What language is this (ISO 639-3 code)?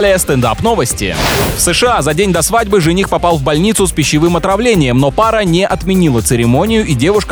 rus